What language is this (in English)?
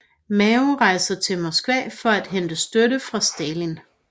Danish